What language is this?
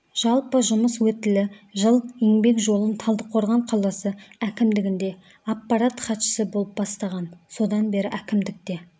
Kazakh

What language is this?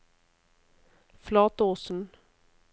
Norwegian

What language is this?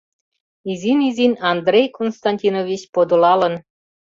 Mari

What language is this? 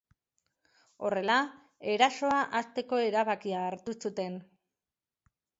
Basque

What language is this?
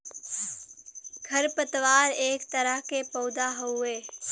Bhojpuri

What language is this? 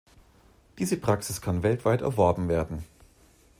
German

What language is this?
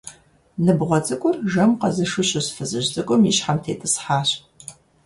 Kabardian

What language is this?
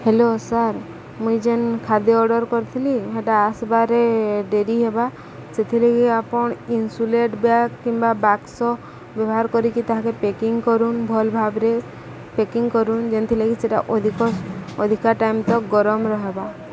Odia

